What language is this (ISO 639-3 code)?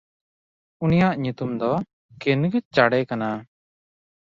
sat